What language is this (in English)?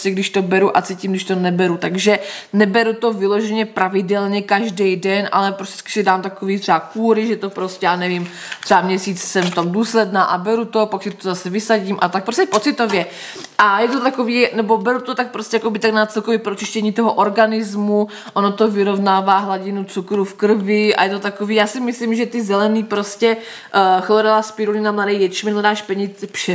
Czech